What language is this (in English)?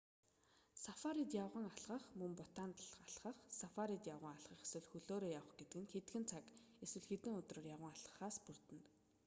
Mongolian